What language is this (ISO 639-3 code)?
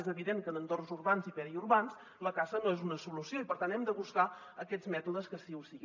cat